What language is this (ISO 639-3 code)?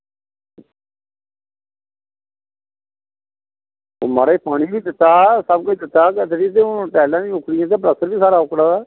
doi